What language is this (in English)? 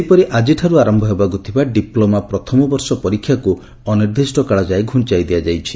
Odia